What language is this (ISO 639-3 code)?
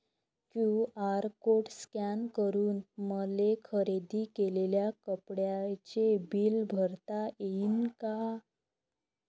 mar